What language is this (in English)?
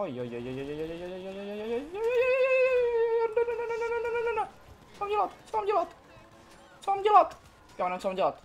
Czech